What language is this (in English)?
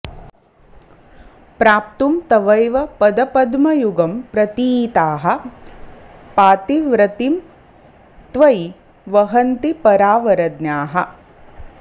Sanskrit